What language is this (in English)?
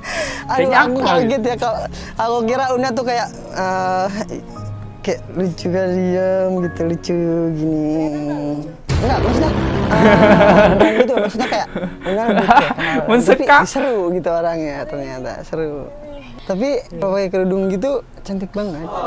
Indonesian